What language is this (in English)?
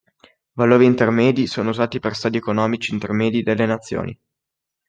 Italian